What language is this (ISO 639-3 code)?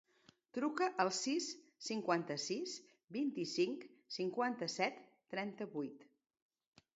cat